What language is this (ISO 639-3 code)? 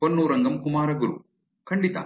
kan